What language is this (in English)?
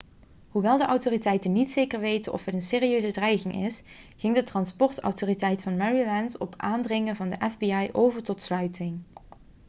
Dutch